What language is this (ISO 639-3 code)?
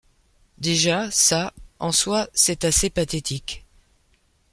fra